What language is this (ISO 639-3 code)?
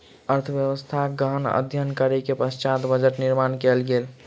mai